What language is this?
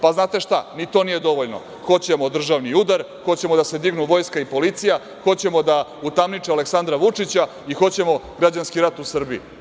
Serbian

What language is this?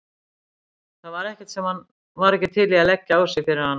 Icelandic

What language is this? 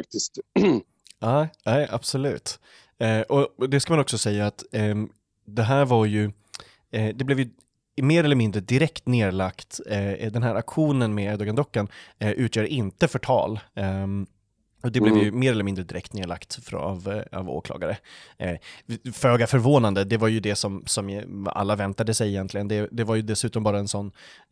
Swedish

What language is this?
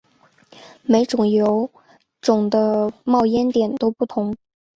Chinese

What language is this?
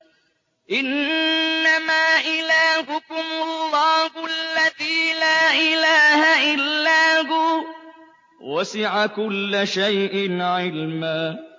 Arabic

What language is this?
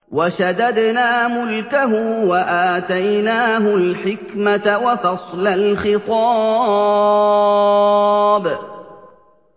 Arabic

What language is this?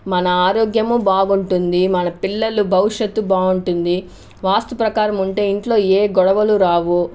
Telugu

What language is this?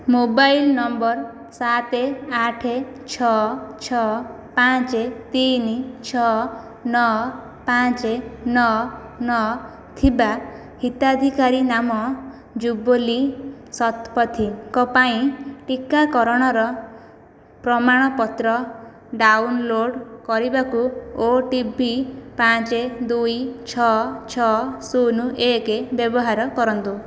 Odia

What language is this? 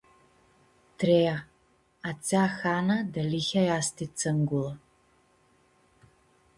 Aromanian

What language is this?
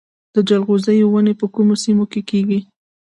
Pashto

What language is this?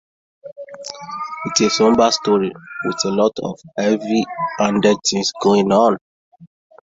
English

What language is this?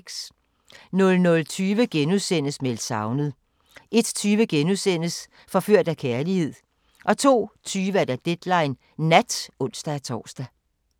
Danish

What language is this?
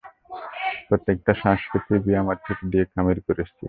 Bangla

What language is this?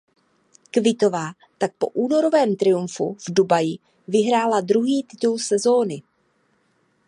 Czech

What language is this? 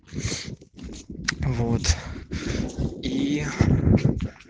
Russian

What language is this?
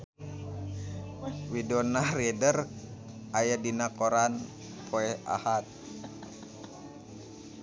Sundanese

